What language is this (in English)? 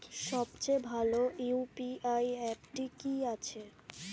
Bangla